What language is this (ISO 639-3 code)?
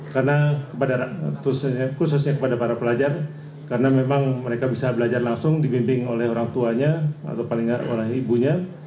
ind